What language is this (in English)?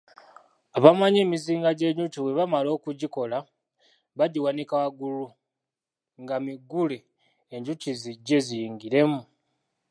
Ganda